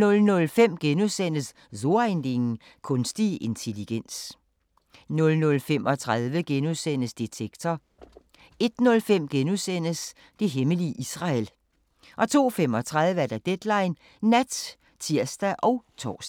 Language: Danish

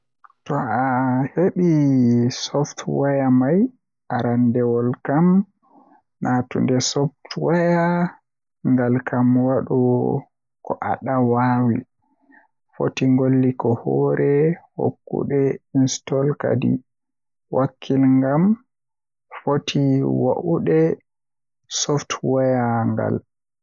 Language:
Western Niger Fulfulde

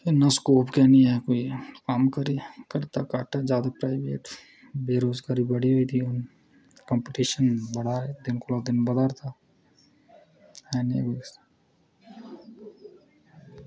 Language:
Dogri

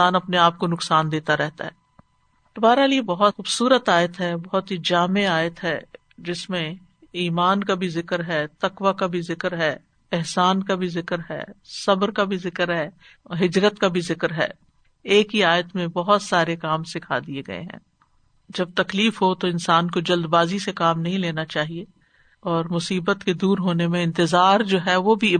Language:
Urdu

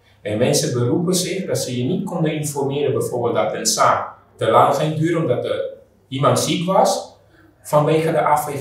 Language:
Dutch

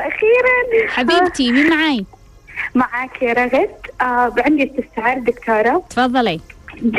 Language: Arabic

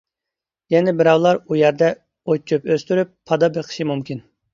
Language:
Uyghur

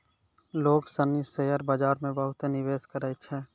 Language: Maithili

